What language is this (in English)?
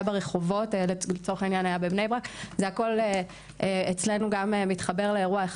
Hebrew